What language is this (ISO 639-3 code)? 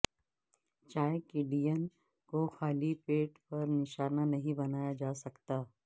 urd